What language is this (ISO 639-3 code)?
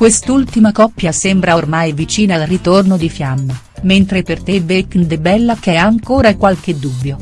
ita